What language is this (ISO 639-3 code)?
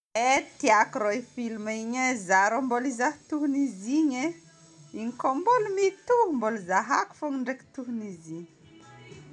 bmm